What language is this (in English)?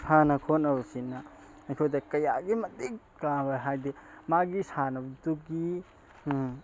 Manipuri